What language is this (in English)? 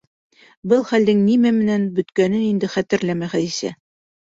Bashkir